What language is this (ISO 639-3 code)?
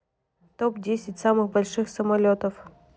rus